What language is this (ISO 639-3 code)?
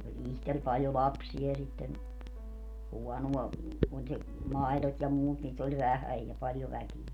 fin